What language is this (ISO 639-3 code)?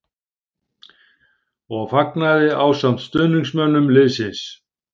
isl